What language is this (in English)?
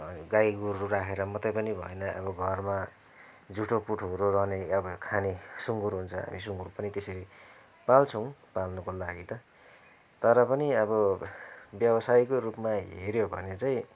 Nepali